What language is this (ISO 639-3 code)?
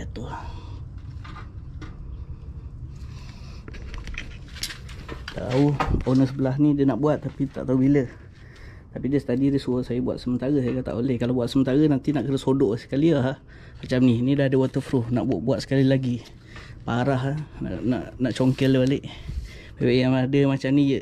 msa